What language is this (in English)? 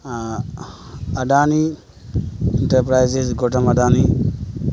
Urdu